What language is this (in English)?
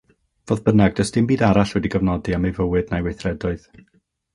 Welsh